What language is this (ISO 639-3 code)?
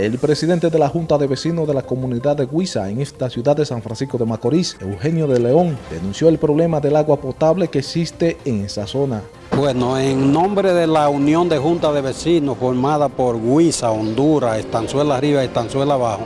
spa